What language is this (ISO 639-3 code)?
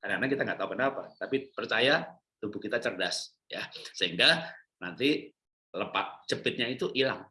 ind